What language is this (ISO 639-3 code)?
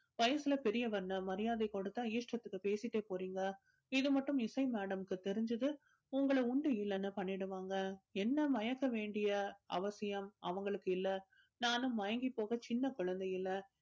tam